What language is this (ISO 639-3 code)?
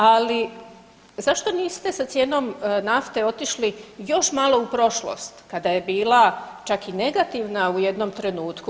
hrv